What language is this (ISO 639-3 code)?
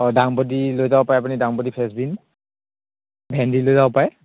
asm